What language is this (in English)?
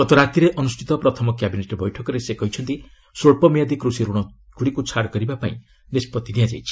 Odia